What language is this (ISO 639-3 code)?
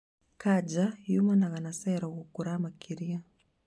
kik